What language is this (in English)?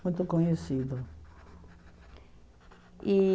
Portuguese